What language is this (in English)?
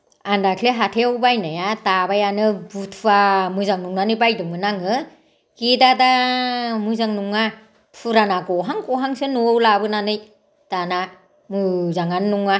Bodo